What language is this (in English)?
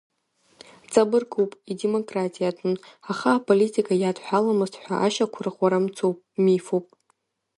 Abkhazian